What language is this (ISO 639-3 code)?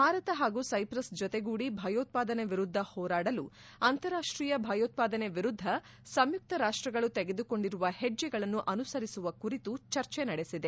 kan